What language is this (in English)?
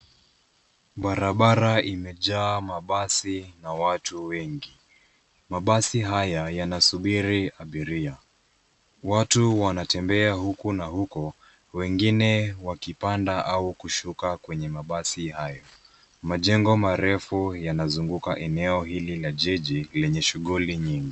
Swahili